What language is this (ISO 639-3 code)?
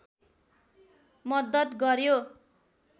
nep